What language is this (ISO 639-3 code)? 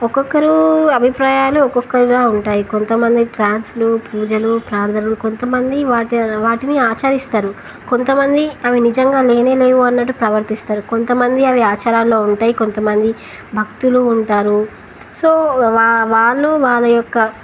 tel